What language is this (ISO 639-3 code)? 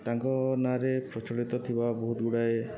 ori